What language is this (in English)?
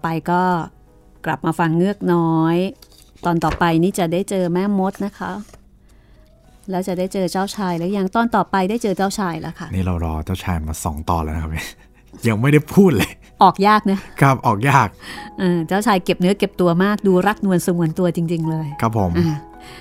Thai